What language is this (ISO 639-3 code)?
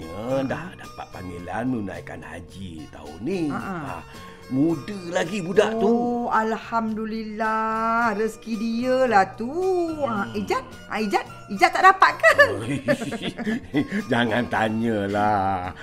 msa